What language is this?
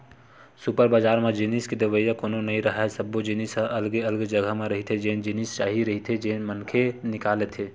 Chhattisgarhi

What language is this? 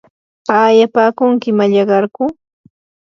Yanahuanca Pasco Quechua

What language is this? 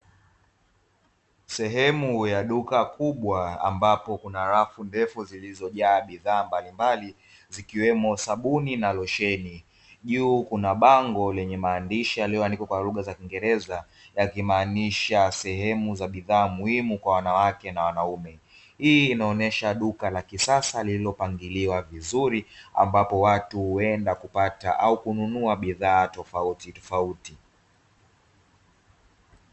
Swahili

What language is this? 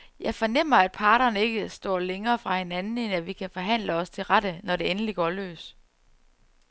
Danish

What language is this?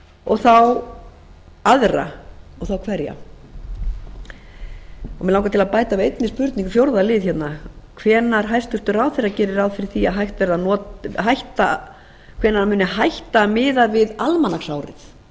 Icelandic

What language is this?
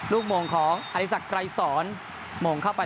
Thai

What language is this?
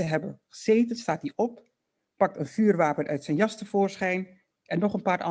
Dutch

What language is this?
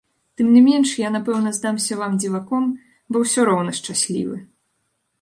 Belarusian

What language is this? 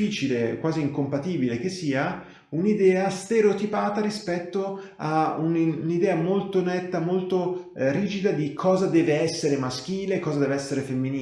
Italian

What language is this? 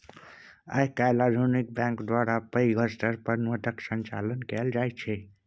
Maithili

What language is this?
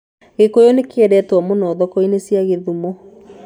Kikuyu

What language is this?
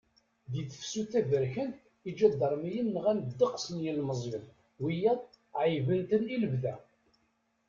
Kabyle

